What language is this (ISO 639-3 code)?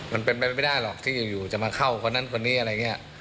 tha